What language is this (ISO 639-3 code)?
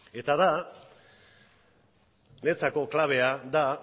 eus